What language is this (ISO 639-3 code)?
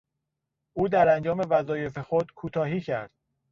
fas